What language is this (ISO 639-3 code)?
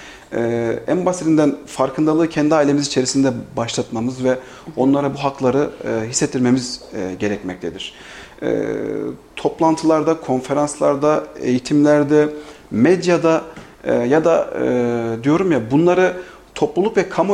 tur